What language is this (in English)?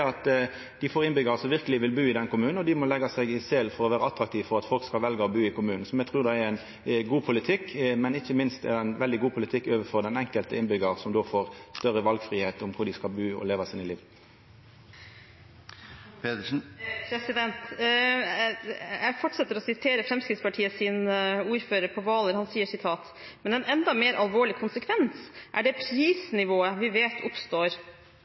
Norwegian